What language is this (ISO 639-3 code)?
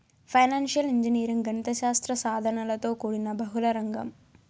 tel